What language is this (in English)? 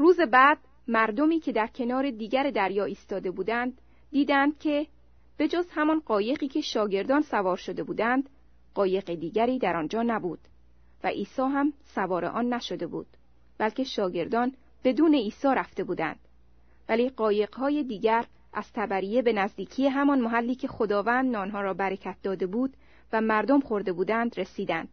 Persian